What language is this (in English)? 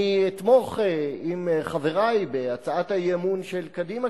Hebrew